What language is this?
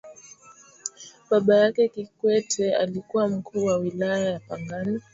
Swahili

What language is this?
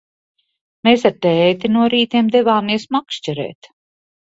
Latvian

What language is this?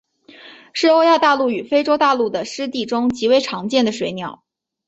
Chinese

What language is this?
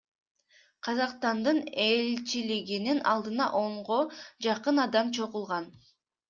Kyrgyz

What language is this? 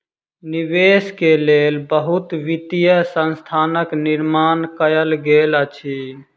Maithili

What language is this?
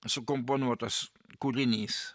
Lithuanian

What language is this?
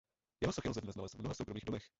Czech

